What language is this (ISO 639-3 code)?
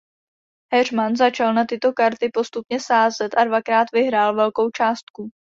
ces